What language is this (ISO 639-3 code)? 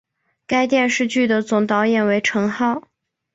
zho